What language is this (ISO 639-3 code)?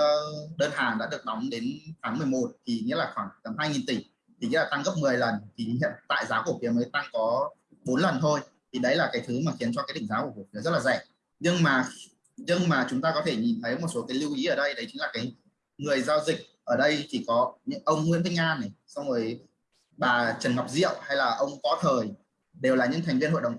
vie